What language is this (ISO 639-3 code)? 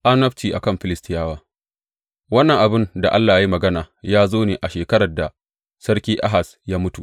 hau